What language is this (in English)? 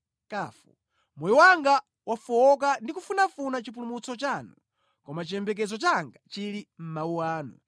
Nyanja